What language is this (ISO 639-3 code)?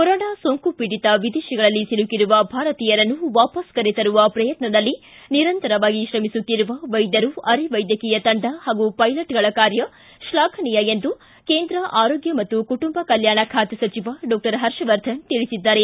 kan